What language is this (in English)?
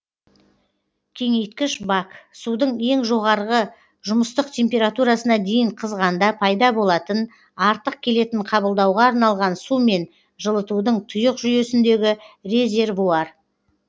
Kazakh